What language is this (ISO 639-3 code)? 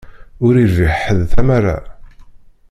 kab